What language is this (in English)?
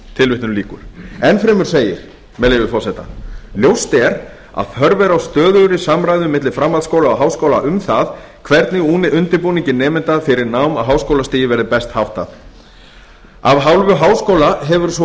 Icelandic